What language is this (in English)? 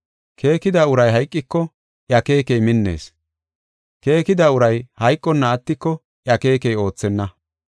Gofa